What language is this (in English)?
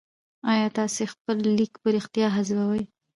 Pashto